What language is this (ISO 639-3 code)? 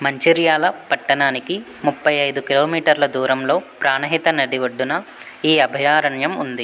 tel